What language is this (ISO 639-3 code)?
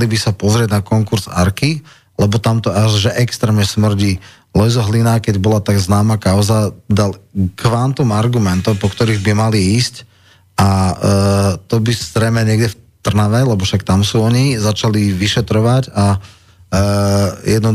slk